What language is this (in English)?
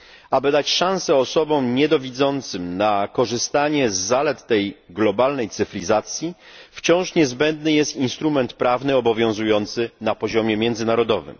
Polish